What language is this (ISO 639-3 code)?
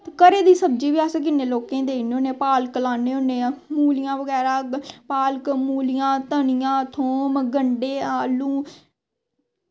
doi